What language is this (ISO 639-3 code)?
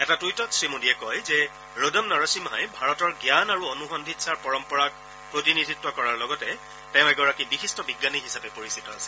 asm